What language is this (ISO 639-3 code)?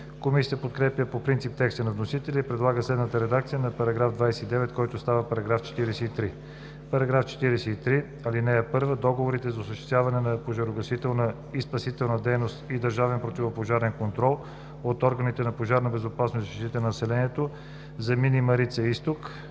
bul